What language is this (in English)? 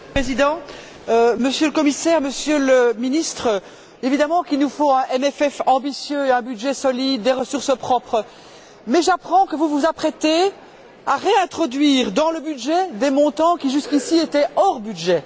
French